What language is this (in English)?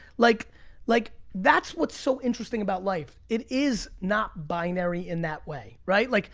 English